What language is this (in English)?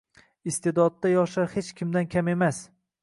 Uzbek